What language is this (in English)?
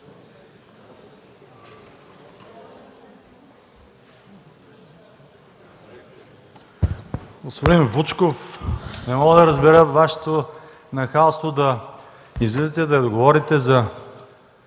Bulgarian